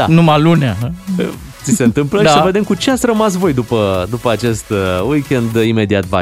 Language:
Romanian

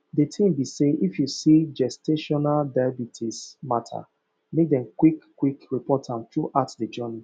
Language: Nigerian Pidgin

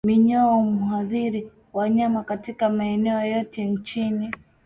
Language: Swahili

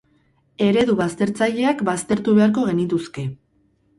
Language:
Basque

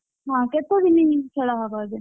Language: Odia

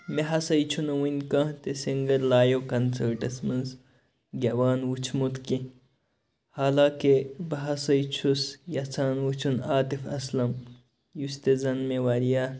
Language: Kashmiri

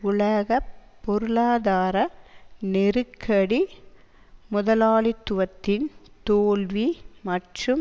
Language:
Tamil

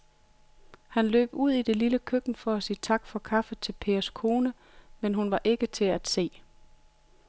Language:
Danish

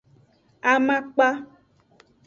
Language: Aja (Benin)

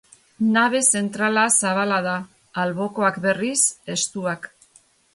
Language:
Basque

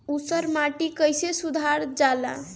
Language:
Bhojpuri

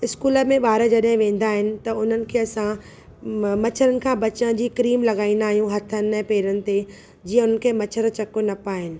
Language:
Sindhi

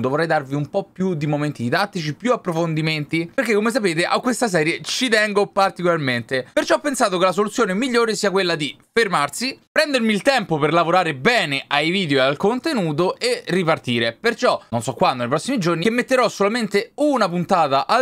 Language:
Italian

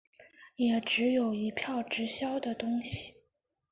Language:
Chinese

